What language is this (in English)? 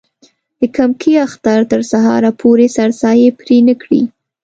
Pashto